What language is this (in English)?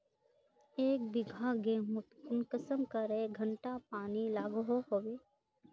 Magahi